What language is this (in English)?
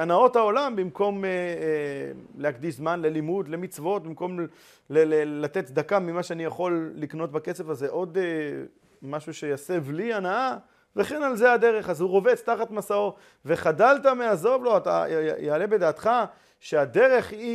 Hebrew